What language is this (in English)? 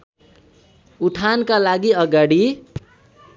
Nepali